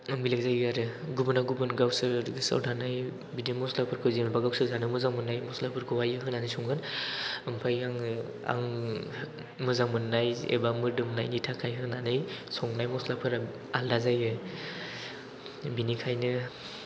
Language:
Bodo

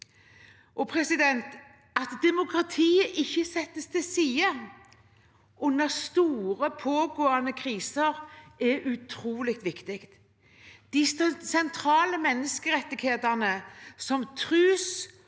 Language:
Norwegian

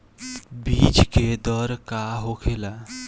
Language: Bhojpuri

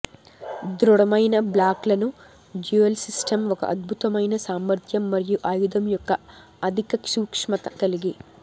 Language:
Telugu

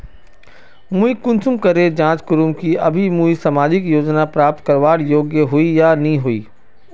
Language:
Magahi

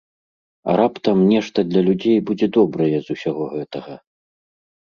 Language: Belarusian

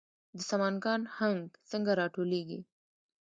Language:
Pashto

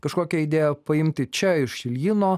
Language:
Lithuanian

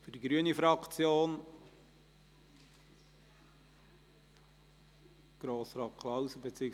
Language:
Swiss German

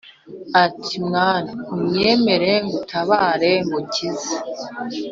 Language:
Kinyarwanda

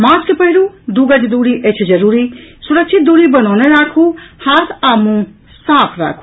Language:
Maithili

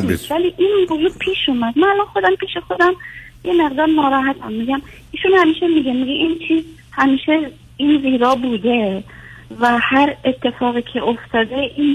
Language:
Persian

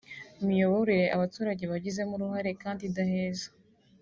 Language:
Kinyarwanda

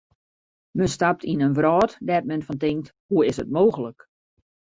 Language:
Western Frisian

